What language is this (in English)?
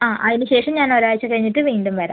Malayalam